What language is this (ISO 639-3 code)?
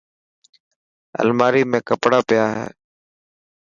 mki